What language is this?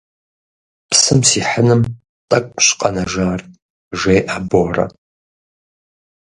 Kabardian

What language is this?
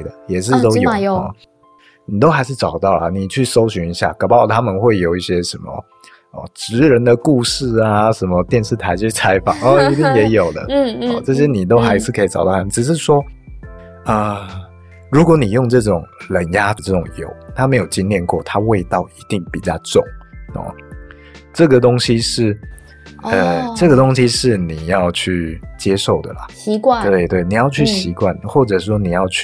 Chinese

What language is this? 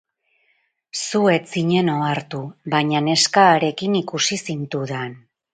Basque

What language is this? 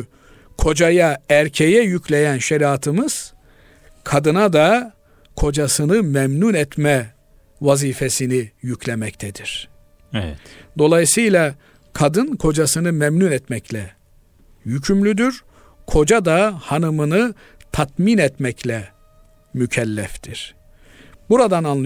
Turkish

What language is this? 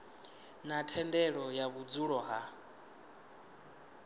Venda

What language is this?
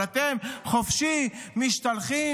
Hebrew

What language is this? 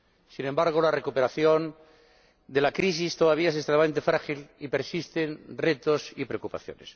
Spanish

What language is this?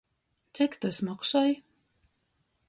Latgalian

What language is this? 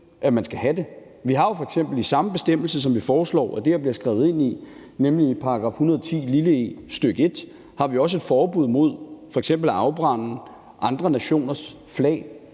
Danish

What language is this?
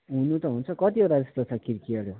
Nepali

